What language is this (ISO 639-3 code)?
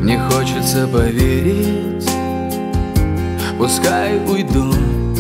rus